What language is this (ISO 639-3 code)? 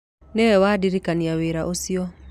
kik